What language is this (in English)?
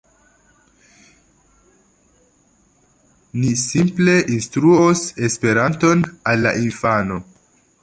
Esperanto